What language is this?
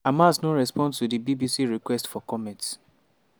Nigerian Pidgin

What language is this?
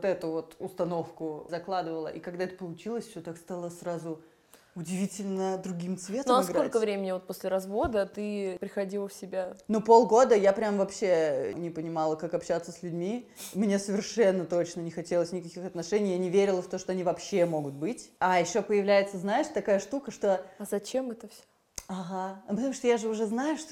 Russian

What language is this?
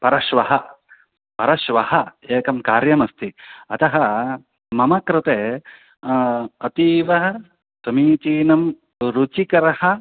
Sanskrit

